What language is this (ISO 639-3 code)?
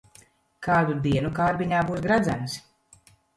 lav